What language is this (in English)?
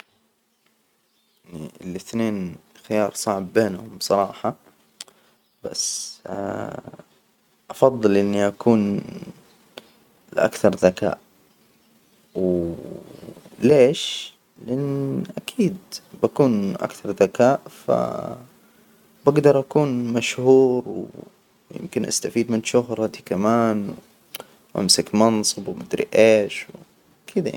Hijazi Arabic